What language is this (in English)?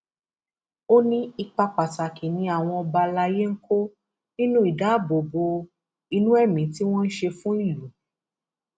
Yoruba